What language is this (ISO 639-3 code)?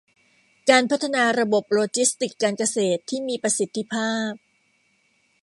tha